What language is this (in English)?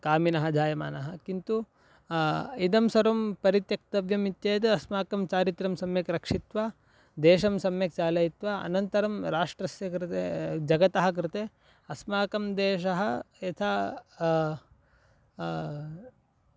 Sanskrit